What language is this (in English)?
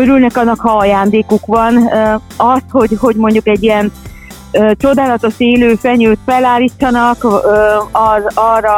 Hungarian